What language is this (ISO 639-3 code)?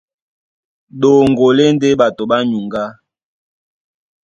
dua